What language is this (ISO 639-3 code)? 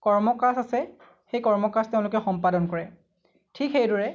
asm